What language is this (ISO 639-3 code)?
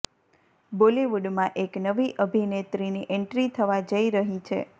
guj